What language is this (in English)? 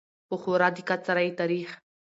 Pashto